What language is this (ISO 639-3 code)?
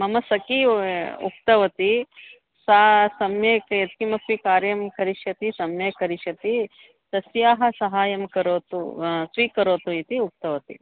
san